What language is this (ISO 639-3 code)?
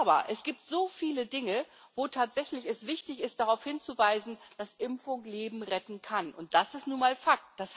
deu